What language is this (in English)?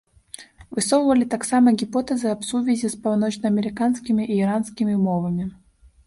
Belarusian